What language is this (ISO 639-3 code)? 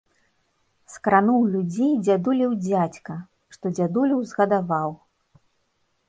bel